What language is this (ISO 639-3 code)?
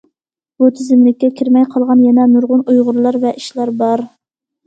uig